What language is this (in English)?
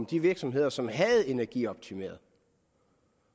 Danish